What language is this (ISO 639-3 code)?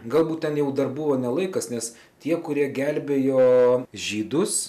lit